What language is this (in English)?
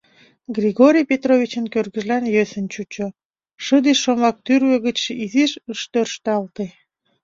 Mari